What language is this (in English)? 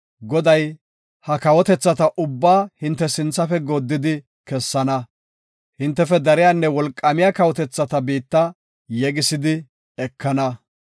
Gofa